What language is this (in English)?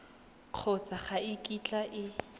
Tswana